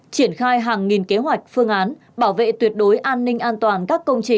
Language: Vietnamese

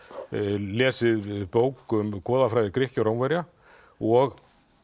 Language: Icelandic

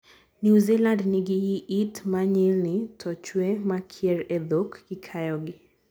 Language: Luo (Kenya and Tanzania)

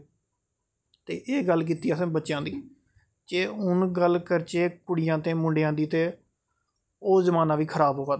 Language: Dogri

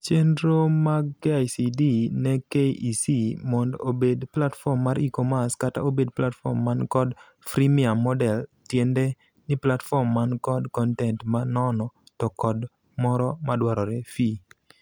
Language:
Luo (Kenya and Tanzania)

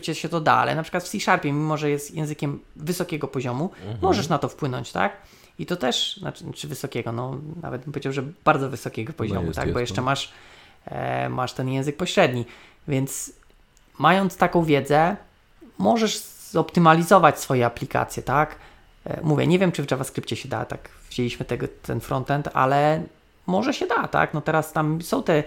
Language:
Polish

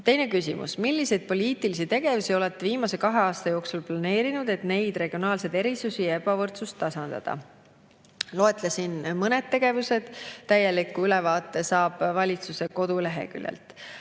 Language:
Estonian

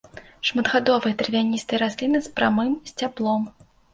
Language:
Belarusian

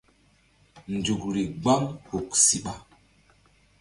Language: Mbum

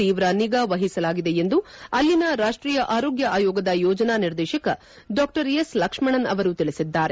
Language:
Kannada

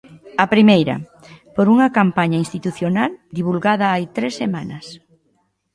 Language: Galician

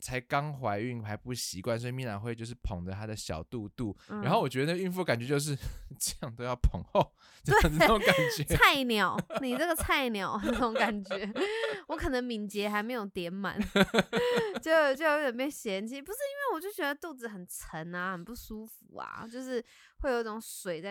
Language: Chinese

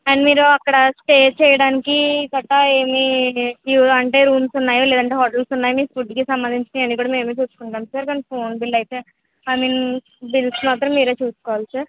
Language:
Telugu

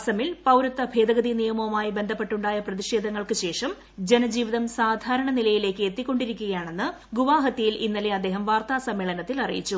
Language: Malayalam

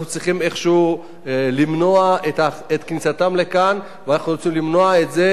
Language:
Hebrew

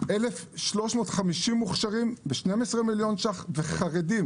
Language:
Hebrew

